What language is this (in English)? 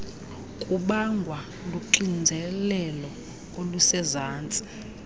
Xhosa